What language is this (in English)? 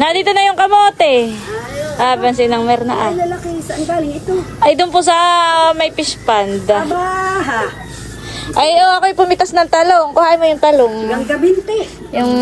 Filipino